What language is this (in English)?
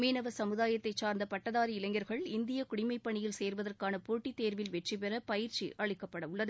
Tamil